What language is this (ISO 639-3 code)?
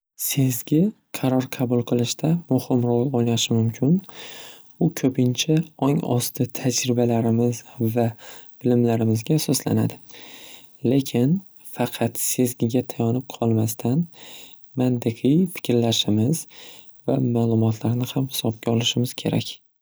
uzb